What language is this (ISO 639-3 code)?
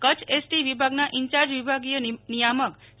guj